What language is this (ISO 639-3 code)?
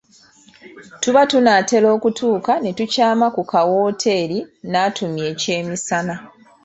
lug